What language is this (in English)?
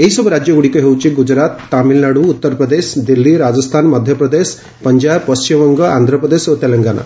Odia